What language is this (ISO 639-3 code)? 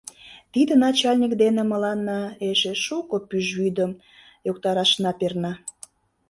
chm